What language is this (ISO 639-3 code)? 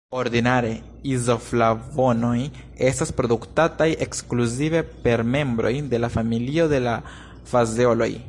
epo